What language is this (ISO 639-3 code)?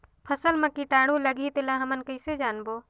hne